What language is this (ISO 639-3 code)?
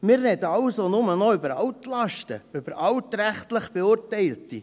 gsw